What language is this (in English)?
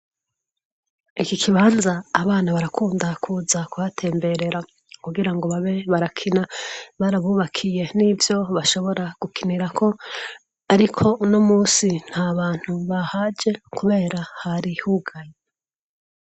Rundi